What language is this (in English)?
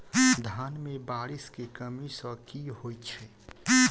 Maithili